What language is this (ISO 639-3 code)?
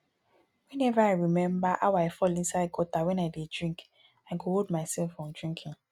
pcm